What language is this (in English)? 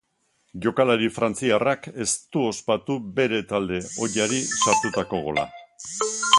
Basque